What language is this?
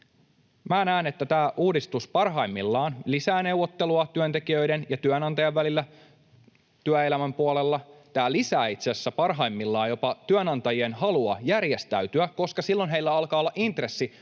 Finnish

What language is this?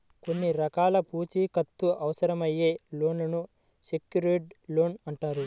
Telugu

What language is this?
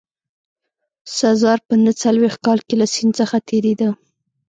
Pashto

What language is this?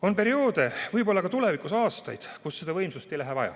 Estonian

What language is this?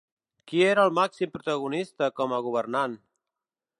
Catalan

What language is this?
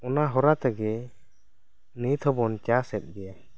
Santali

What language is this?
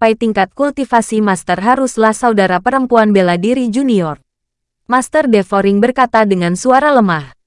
Indonesian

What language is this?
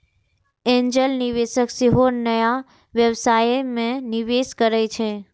Maithili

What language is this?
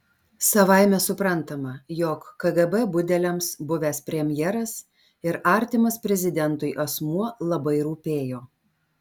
Lithuanian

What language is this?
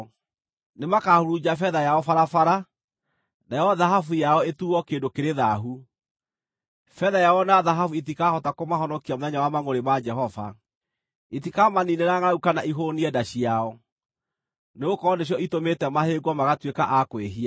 Kikuyu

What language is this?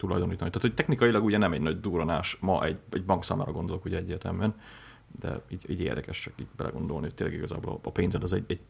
Hungarian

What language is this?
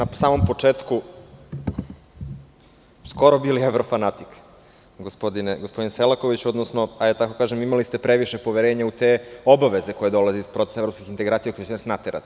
Serbian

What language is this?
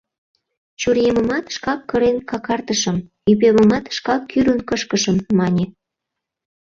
Mari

